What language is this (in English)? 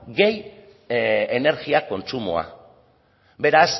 Basque